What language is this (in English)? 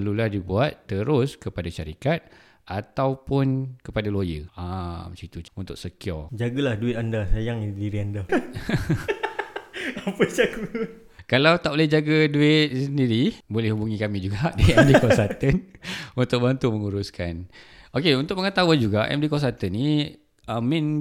Malay